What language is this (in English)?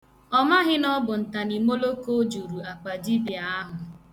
Igbo